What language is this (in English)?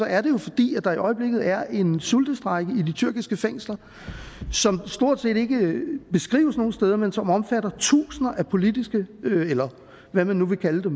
Danish